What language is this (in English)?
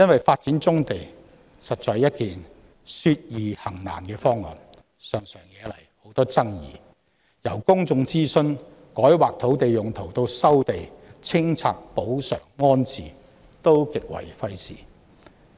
Cantonese